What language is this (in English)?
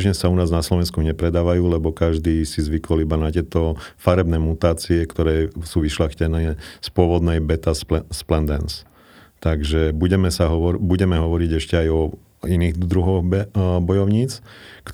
Slovak